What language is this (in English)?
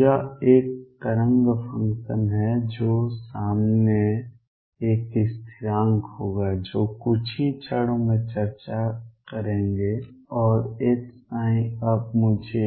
Hindi